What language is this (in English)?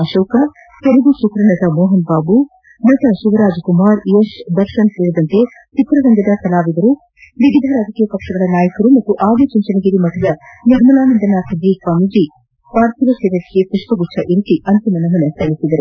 Kannada